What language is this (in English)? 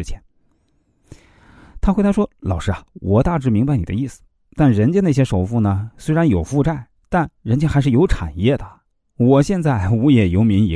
Chinese